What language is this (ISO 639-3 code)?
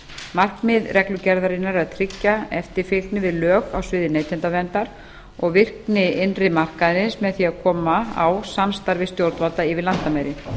isl